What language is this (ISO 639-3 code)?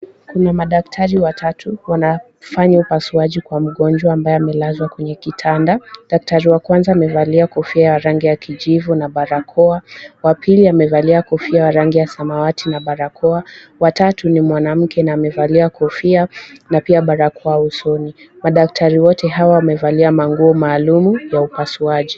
swa